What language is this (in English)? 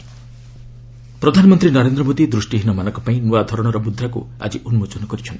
Odia